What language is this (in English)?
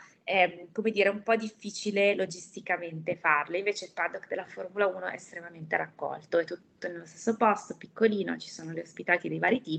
Italian